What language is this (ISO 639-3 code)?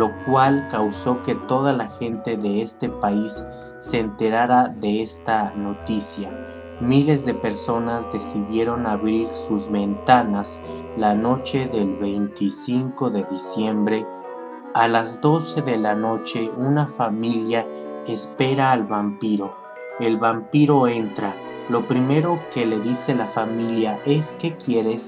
spa